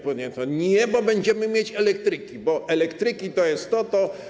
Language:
Polish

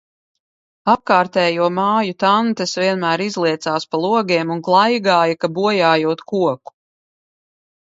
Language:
Latvian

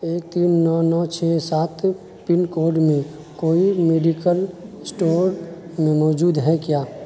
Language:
Urdu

